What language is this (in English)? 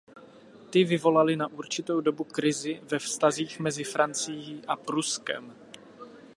Czech